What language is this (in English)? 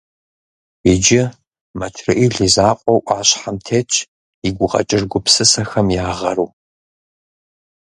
Kabardian